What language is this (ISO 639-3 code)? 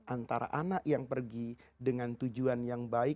ind